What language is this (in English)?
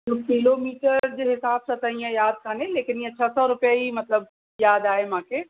Sindhi